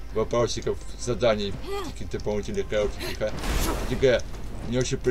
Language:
Russian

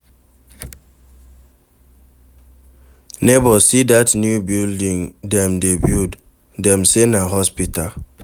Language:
Nigerian Pidgin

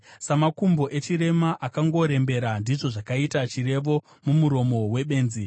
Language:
Shona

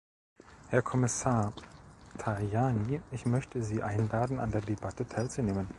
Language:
German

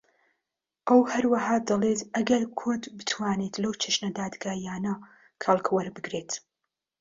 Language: Central Kurdish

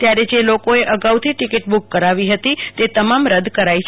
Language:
Gujarati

